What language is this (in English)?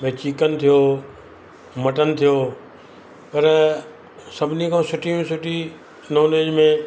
Sindhi